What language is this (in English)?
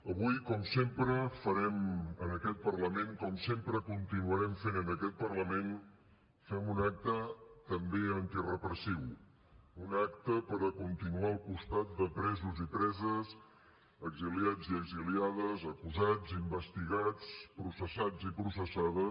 Catalan